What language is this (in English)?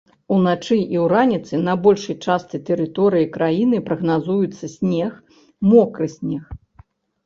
Belarusian